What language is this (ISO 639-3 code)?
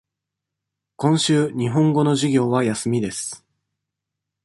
jpn